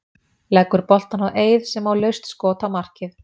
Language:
Icelandic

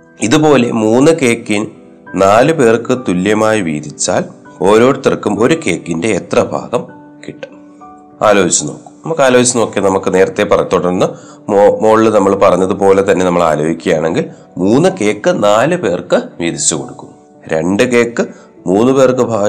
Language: Malayalam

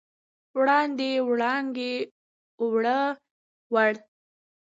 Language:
Pashto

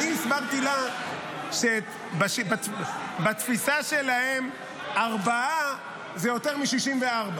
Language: Hebrew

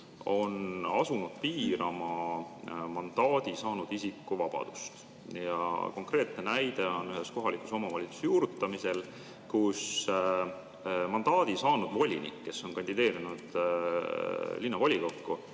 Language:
Estonian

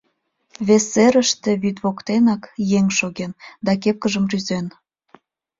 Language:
Mari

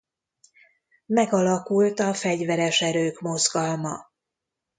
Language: Hungarian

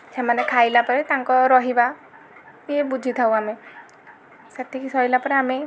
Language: Odia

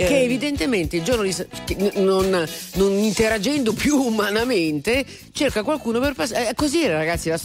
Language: Italian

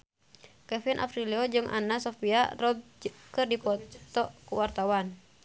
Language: Sundanese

